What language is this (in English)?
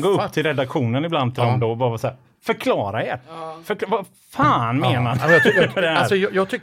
Swedish